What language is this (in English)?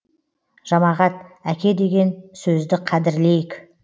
Kazakh